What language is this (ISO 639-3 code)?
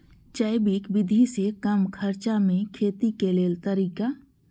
mai